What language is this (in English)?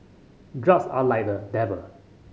English